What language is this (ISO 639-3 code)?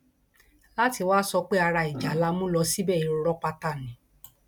yor